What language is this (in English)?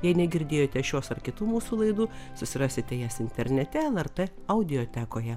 Lithuanian